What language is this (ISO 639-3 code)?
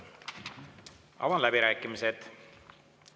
est